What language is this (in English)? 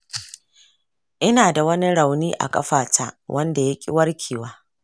Hausa